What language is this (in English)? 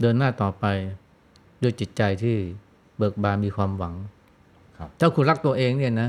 Thai